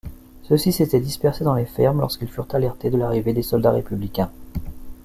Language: French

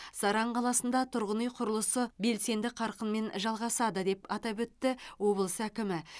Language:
Kazakh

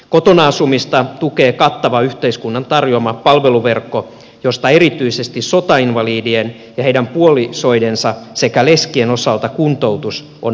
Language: Finnish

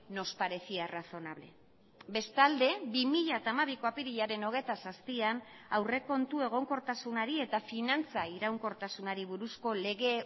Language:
Basque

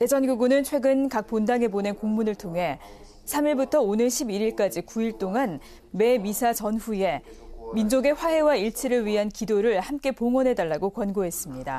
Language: Korean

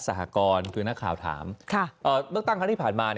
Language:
Thai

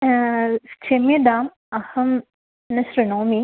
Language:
Sanskrit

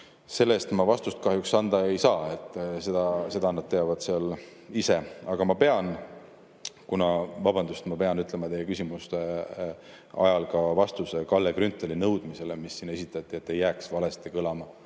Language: Estonian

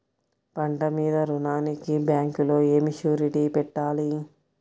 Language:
Telugu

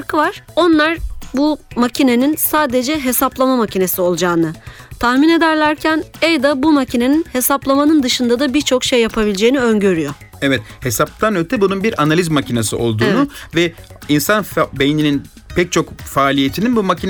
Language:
Turkish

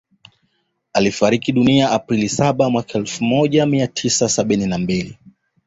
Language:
Swahili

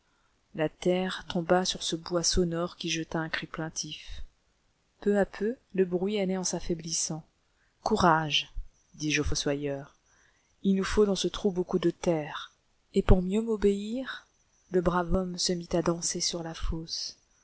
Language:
French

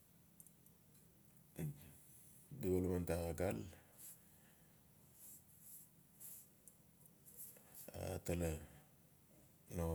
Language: Notsi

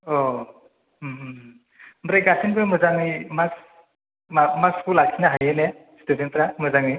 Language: Bodo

